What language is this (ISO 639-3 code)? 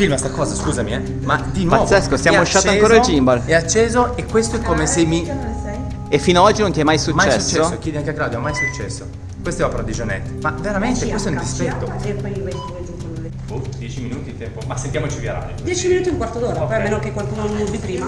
ita